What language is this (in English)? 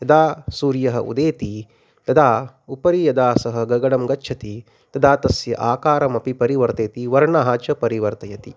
Sanskrit